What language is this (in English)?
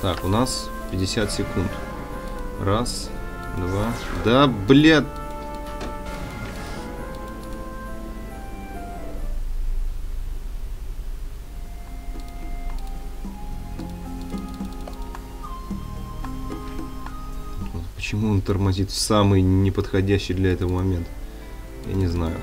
Russian